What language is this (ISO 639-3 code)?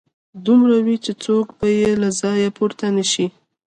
pus